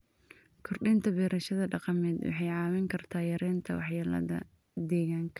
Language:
Somali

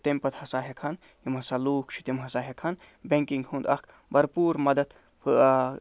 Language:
Kashmiri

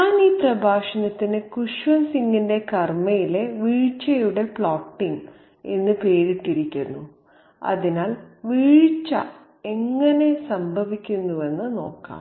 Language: Malayalam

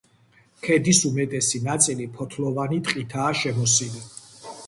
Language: Georgian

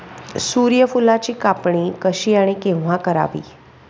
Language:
Marathi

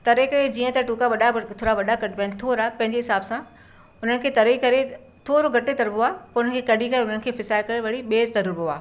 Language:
Sindhi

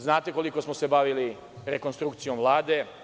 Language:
Serbian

